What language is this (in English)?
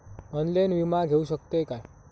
Marathi